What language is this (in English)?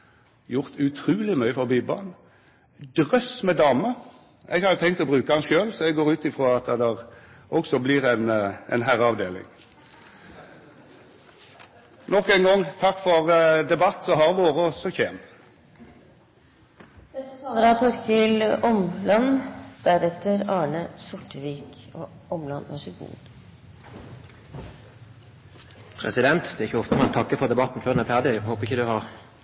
Norwegian